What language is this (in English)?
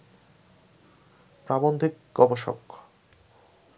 Bangla